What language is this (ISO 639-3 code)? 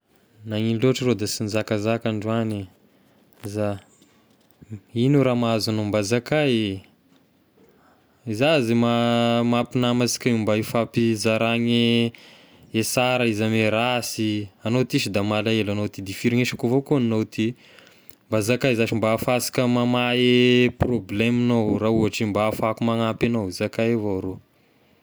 tkg